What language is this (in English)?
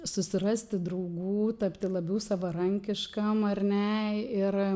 Lithuanian